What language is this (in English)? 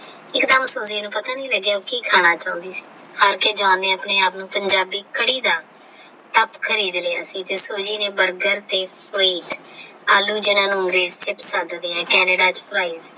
Punjabi